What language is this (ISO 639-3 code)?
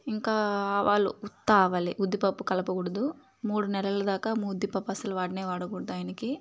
tel